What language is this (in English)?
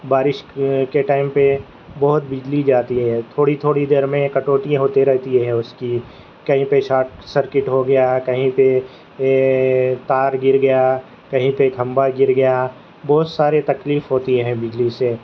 Urdu